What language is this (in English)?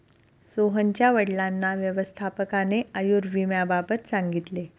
Marathi